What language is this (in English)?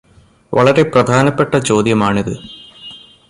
Malayalam